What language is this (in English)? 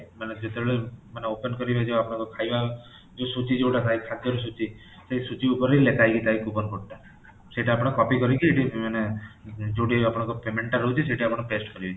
Odia